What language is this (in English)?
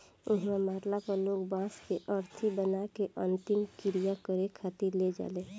Bhojpuri